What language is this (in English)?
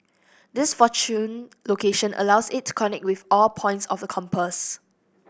English